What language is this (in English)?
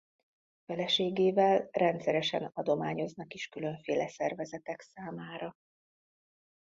Hungarian